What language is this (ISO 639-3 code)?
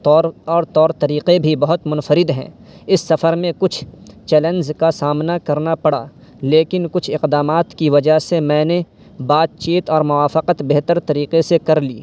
urd